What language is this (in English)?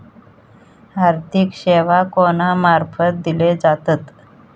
Marathi